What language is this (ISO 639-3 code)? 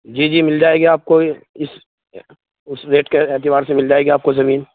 urd